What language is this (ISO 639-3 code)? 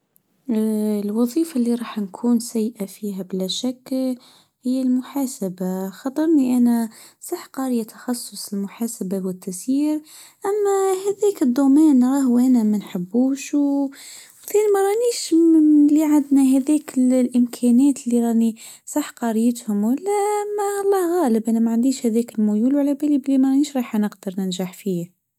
aeb